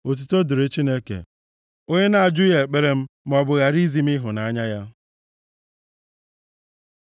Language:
Igbo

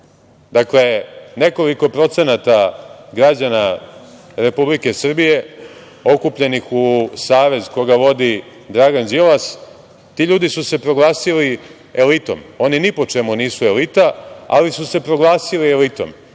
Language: Serbian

